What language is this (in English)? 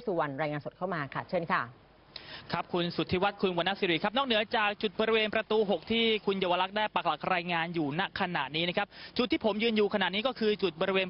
Thai